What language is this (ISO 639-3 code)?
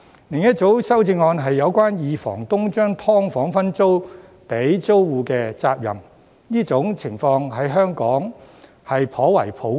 yue